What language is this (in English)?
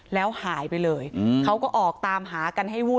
Thai